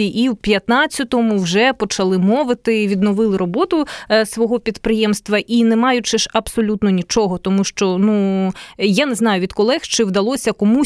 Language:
Ukrainian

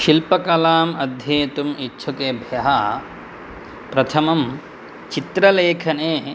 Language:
Sanskrit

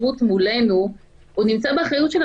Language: Hebrew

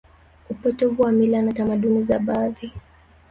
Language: Swahili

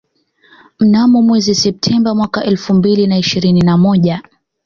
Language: Swahili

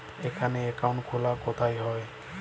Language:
Bangla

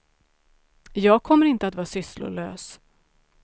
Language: Swedish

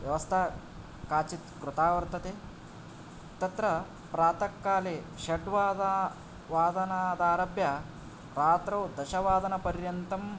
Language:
Sanskrit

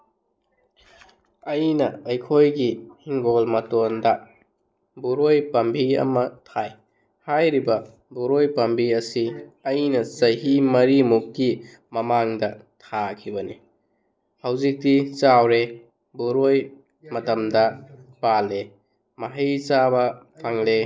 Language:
Manipuri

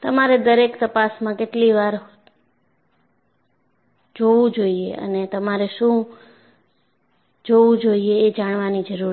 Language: Gujarati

